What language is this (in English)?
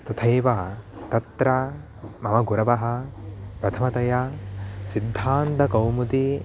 Sanskrit